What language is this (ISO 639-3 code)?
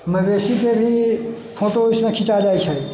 mai